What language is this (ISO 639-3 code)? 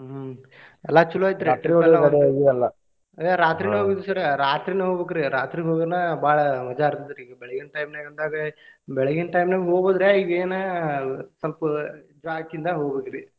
kan